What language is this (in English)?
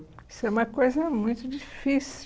Portuguese